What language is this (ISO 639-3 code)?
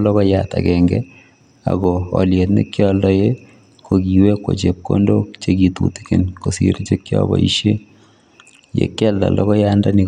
kln